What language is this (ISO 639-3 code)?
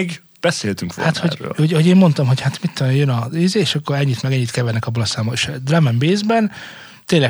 hun